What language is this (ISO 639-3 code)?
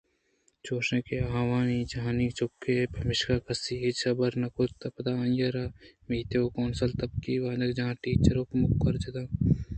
bgp